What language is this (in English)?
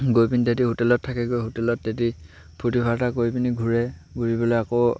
Assamese